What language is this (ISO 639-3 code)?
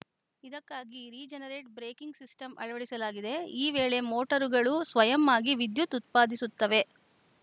kan